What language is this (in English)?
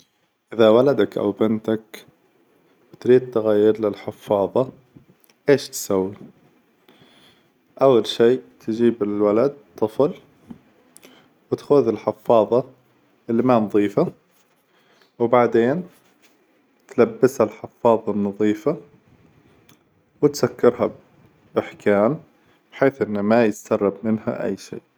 Hijazi Arabic